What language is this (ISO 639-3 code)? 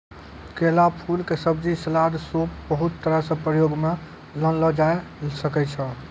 mai